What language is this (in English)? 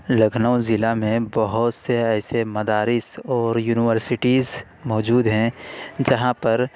Urdu